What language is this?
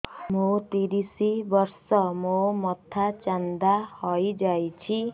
Odia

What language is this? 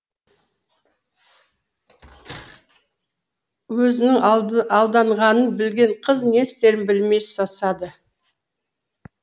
Kazakh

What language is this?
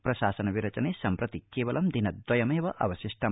Sanskrit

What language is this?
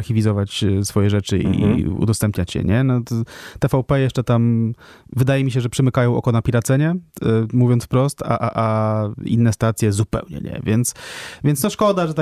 Polish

